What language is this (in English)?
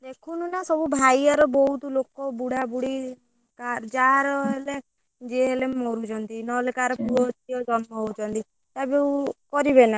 Odia